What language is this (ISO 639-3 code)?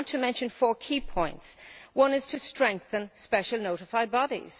eng